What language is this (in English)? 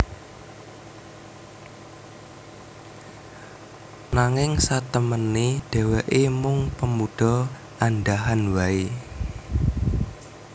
Javanese